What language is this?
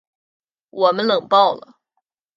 Chinese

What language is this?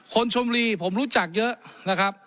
Thai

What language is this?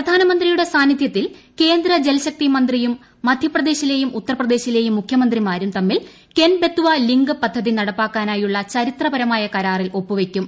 Malayalam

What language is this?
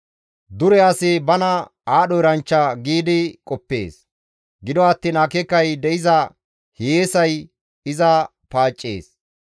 Gamo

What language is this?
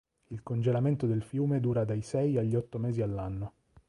Italian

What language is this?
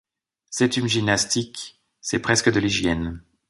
French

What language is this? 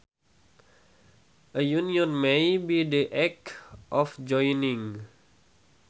Sundanese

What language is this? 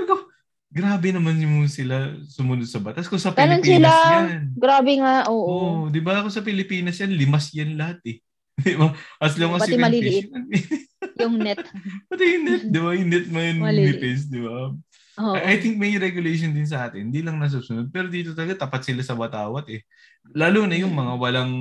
Filipino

